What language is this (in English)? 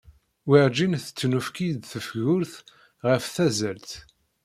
Kabyle